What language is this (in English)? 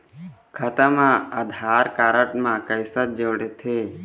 Chhattisgarhi